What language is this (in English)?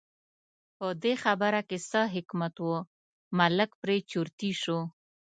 Pashto